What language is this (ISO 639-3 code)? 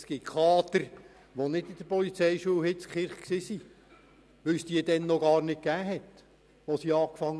gsw